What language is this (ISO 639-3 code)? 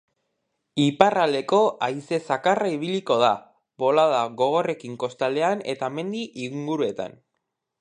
eus